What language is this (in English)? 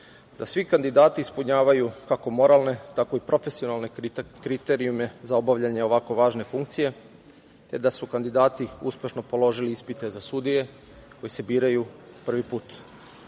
Serbian